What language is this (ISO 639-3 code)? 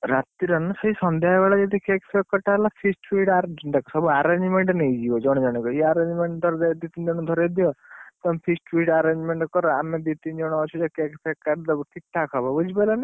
ori